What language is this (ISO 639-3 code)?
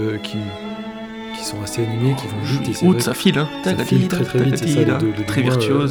fra